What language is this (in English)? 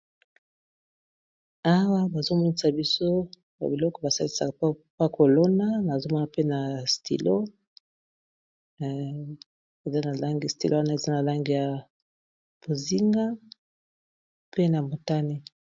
Lingala